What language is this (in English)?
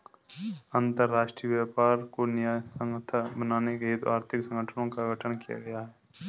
Hindi